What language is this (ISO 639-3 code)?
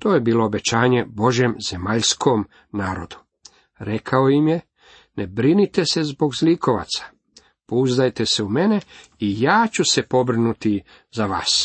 hrv